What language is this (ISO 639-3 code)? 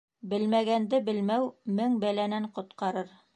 bak